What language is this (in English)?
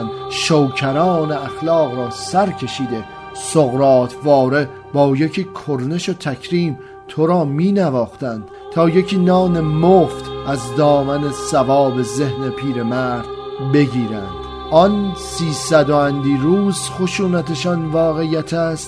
Persian